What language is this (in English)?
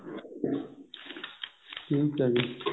Punjabi